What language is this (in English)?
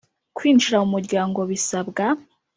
Kinyarwanda